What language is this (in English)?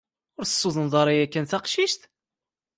Kabyle